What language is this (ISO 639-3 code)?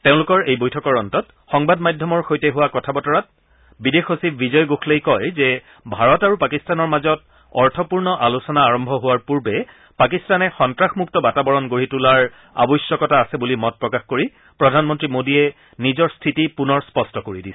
asm